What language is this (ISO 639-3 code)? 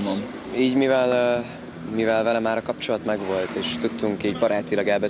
hun